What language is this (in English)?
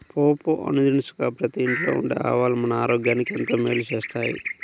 Telugu